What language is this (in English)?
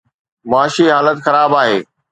Sindhi